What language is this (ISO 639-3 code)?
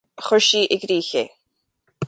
gle